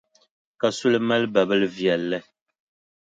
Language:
Dagbani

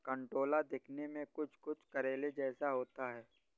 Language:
Hindi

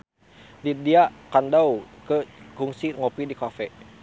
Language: Sundanese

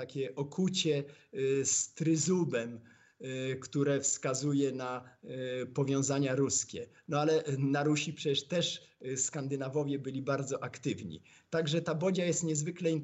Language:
Polish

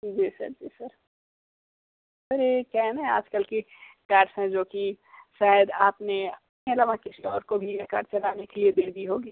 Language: Hindi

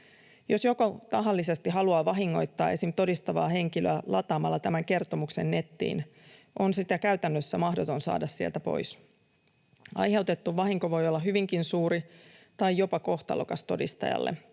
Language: Finnish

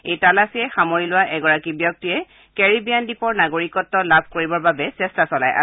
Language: Assamese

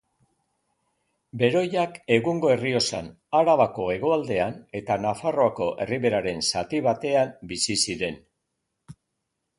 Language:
Basque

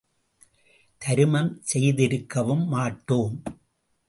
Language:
Tamil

